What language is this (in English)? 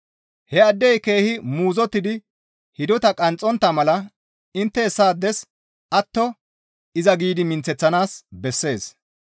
Gamo